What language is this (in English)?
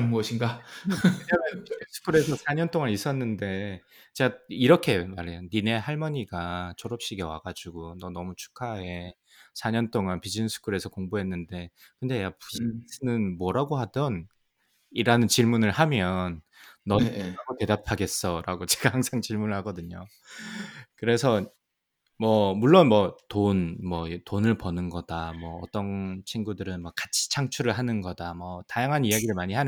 Korean